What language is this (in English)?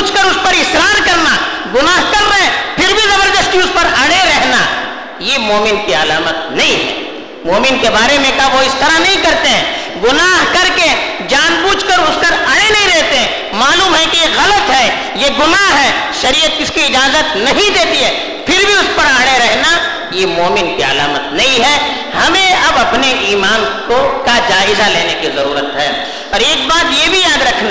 Urdu